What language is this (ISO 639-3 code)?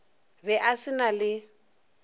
nso